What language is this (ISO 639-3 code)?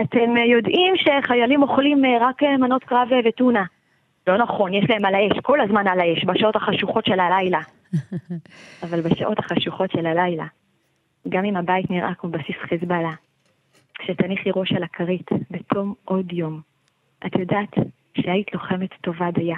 heb